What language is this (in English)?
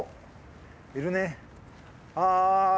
Japanese